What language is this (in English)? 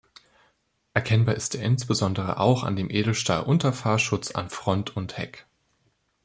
German